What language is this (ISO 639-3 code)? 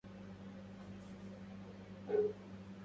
ara